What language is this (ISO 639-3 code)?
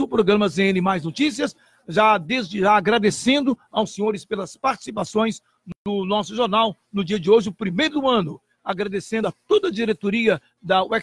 por